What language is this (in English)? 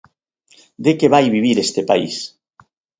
Galician